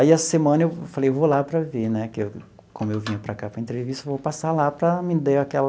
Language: Portuguese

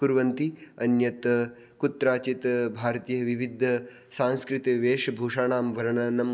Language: Sanskrit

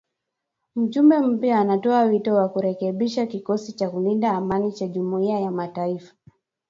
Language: Swahili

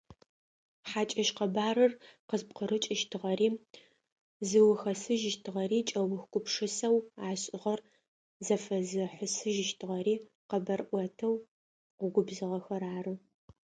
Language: Adyghe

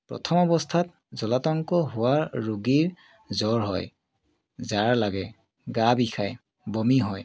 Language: Assamese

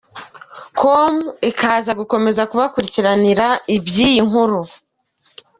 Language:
Kinyarwanda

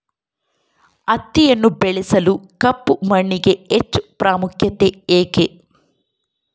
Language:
Kannada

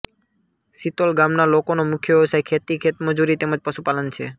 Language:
Gujarati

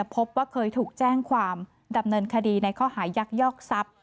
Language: Thai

